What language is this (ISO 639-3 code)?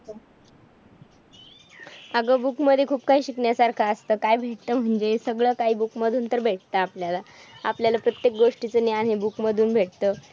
mar